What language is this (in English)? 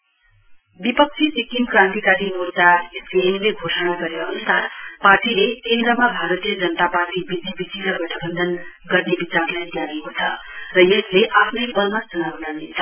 Nepali